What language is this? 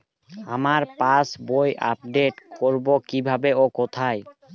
Bangla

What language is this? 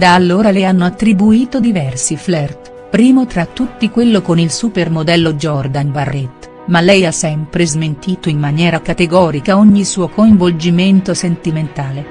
Italian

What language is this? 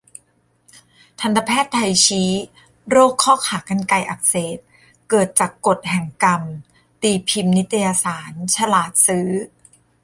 Thai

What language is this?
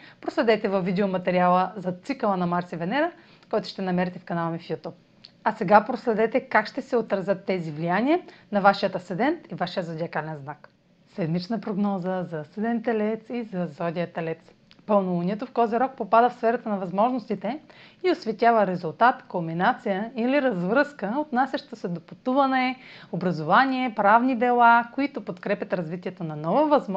Bulgarian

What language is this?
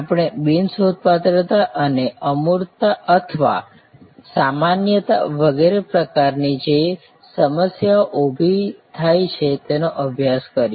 Gujarati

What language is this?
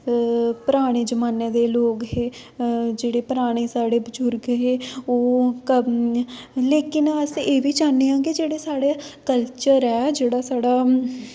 Dogri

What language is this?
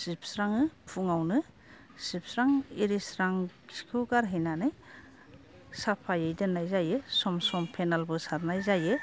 Bodo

